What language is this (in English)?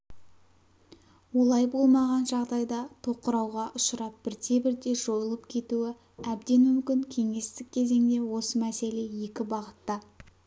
Kazakh